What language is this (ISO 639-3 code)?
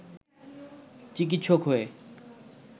ben